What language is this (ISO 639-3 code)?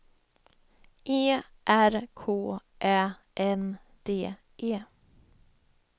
swe